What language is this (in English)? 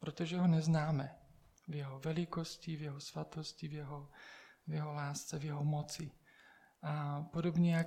Czech